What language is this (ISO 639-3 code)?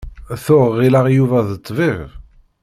kab